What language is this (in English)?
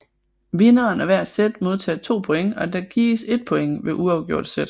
Danish